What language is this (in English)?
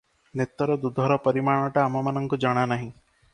Odia